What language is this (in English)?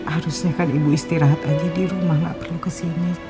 Indonesian